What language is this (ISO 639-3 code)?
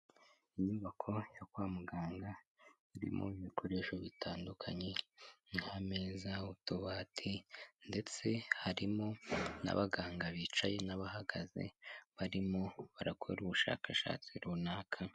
kin